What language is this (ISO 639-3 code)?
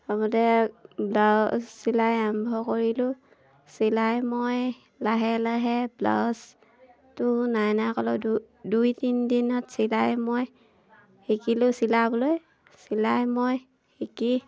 asm